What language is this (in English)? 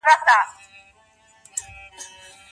Pashto